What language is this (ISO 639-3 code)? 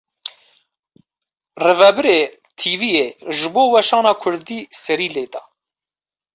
kur